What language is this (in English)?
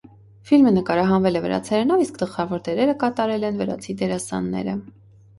Armenian